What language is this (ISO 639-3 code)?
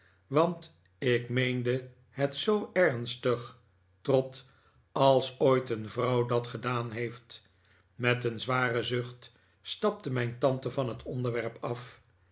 nld